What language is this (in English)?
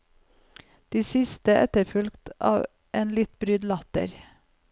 Norwegian